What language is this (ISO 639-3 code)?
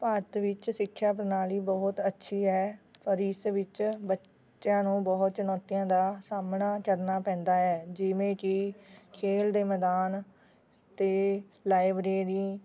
pan